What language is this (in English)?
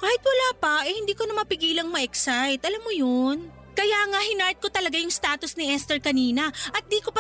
Filipino